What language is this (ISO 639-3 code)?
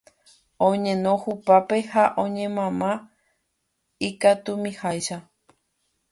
grn